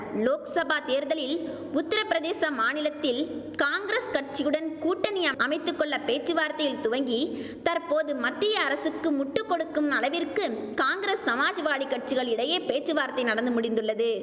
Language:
Tamil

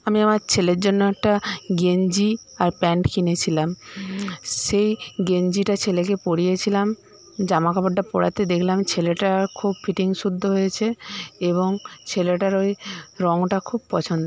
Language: Bangla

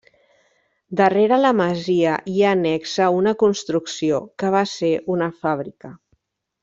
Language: Catalan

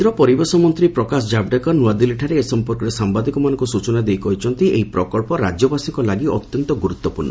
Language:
Odia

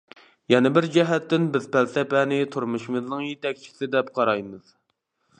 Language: Uyghur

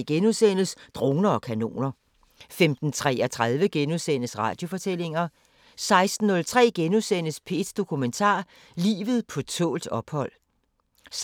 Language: Danish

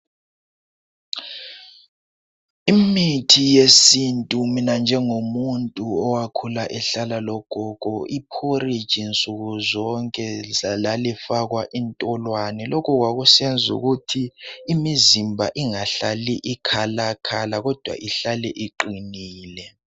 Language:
North Ndebele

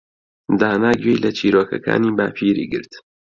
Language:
Central Kurdish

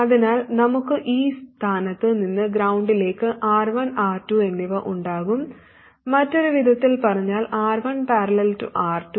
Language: Malayalam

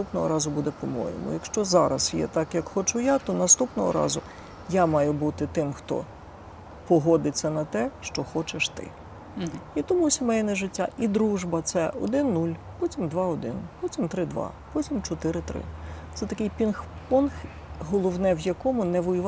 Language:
Ukrainian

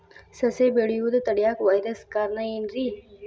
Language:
Kannada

